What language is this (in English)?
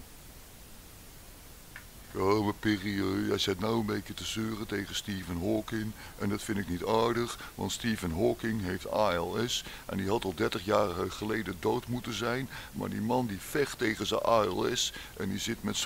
Dutch